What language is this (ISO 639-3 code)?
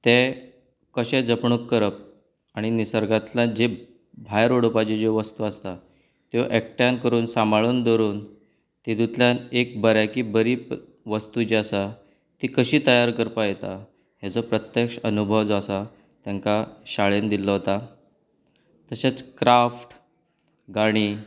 kok